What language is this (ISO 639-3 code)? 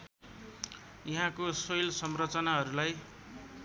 nep